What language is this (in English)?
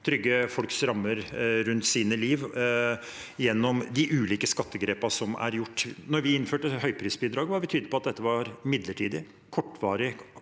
Norwegian